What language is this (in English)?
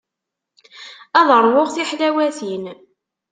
Kabyle